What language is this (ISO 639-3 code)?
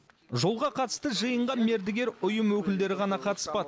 kaz